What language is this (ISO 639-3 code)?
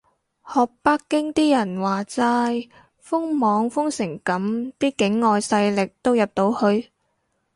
yue